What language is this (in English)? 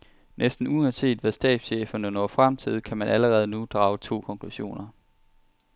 Danish